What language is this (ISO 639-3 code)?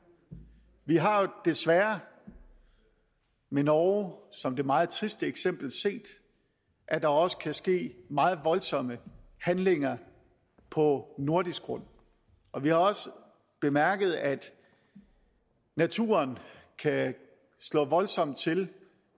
dan